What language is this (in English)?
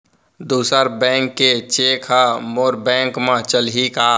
Chhattisgarhi